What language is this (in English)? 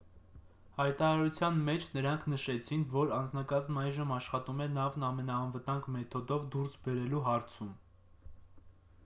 Armenian